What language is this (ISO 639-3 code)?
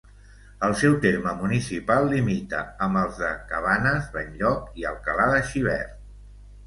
cat